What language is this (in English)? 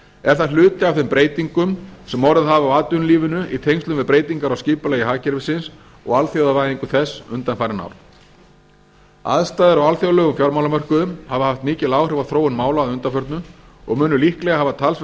Icelandic